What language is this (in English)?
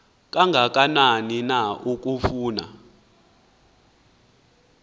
Xhosa